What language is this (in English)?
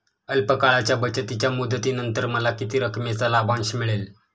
Marathi